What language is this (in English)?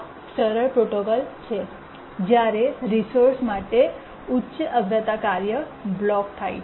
Gujarati